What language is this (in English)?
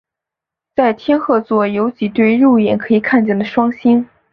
Chinese